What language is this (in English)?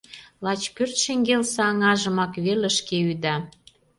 Mari